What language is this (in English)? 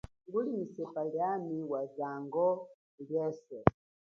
Chokwe